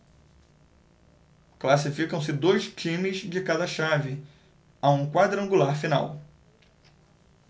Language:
Portuguese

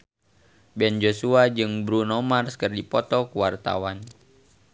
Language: Sundanese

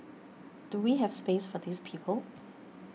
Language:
English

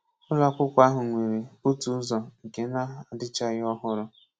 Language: Igbo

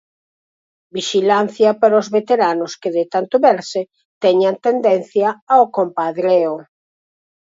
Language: Galician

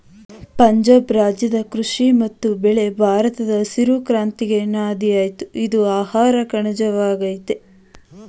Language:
Kannada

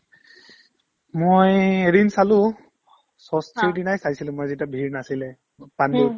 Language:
Assamese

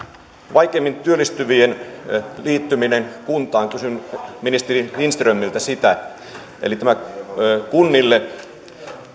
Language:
Finnish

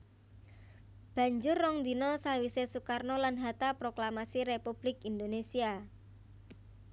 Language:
Javanese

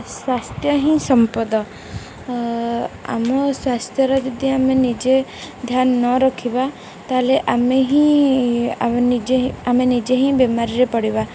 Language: Odia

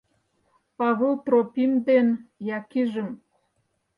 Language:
Mari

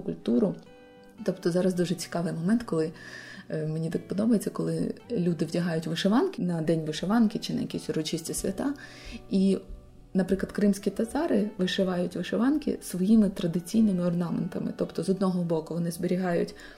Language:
Ukrainian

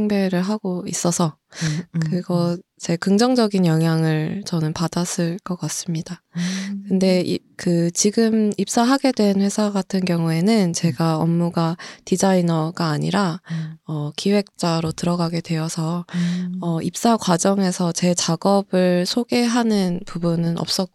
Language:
Korean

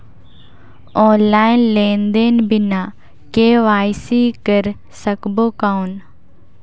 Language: Chhattisgarhi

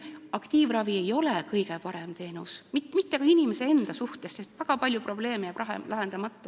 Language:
Estonian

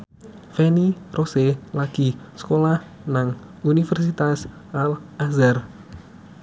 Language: Javanese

